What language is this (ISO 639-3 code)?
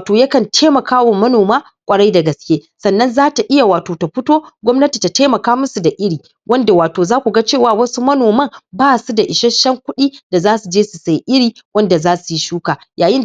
hau